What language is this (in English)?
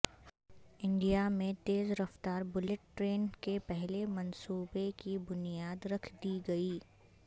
Urdu